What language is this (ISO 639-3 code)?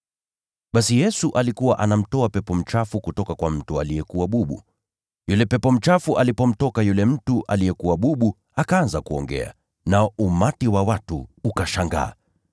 swa